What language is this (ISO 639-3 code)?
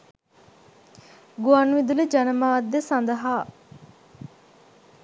sin